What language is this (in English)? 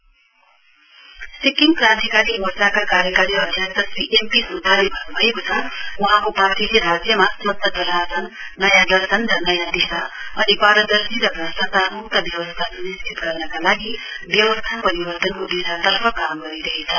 Nepali